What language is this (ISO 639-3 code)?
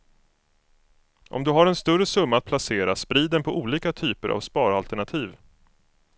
swe